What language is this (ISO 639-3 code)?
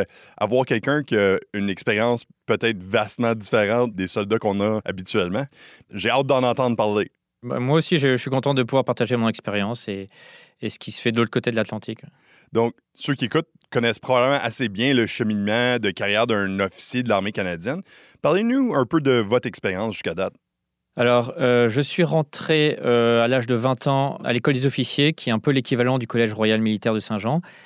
fra